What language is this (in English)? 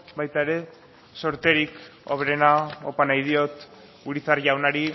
Basque